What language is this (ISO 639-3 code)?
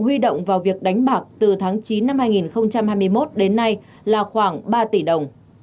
vie